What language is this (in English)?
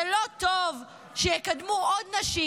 Hebrew